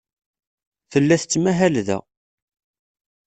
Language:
Kabyle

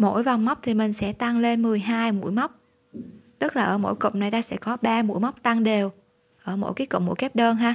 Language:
Vietnamese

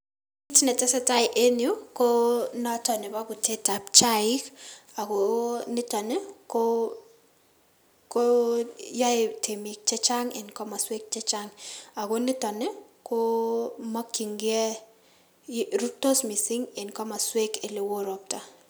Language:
Kalenjin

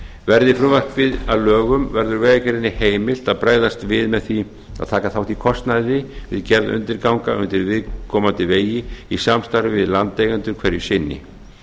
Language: Icelandic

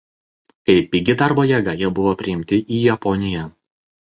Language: Lithuanian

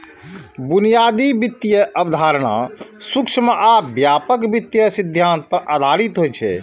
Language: Maithili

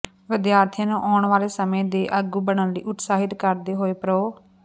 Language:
Punjabi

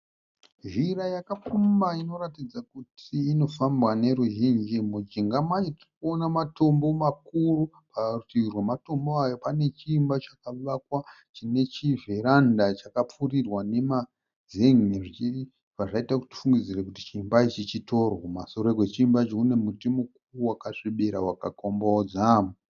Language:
Shona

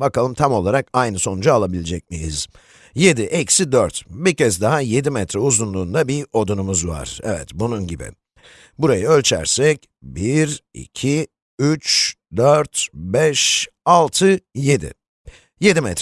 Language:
Turkish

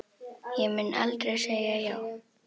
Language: Icelandic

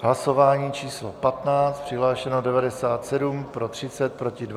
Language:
Czech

